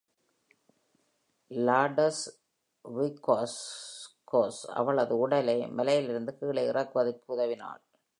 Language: Tamil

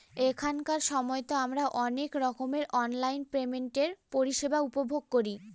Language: Bangla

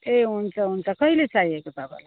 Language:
Nepali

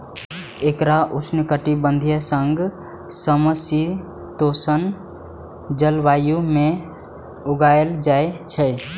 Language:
Maithili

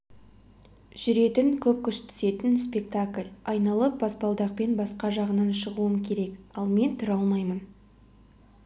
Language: Kazakh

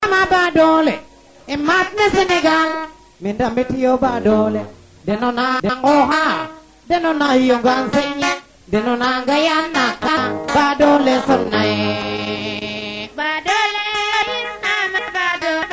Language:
Serer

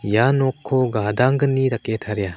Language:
Garo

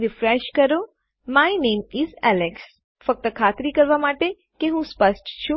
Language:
Gujarati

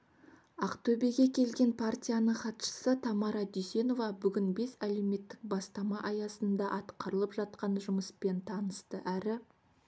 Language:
Kazakh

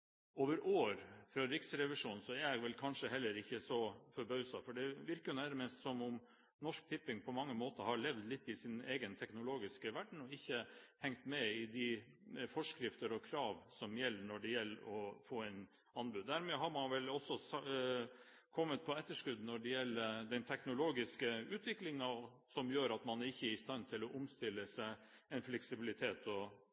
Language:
Norwegian Bokmål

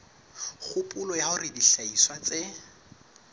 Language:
Southern Sotho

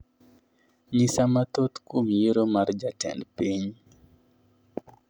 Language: Luo (Kenya and Tanzania)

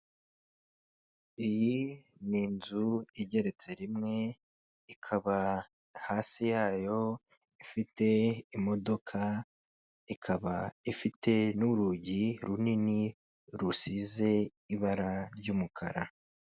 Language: Kinyarwanda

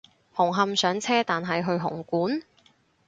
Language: Cantonese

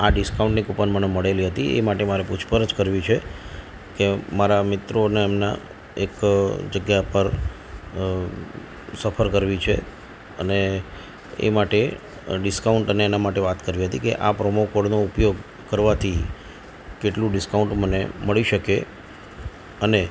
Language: Gujarati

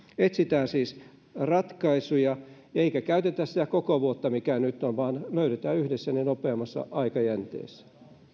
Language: Finnish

